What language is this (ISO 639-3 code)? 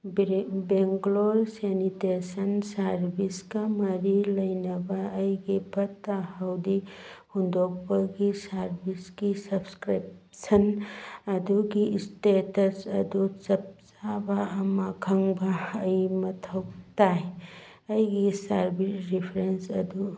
mni